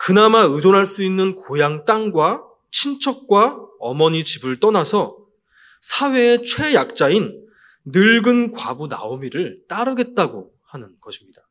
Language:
Korean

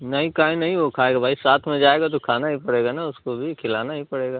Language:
Hindi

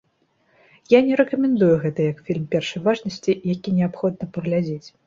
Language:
Belarusian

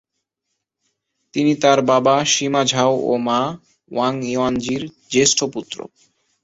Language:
Bangla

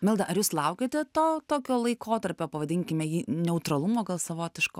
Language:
Lithuanian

